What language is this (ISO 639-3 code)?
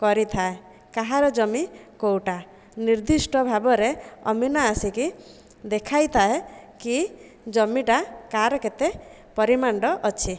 ori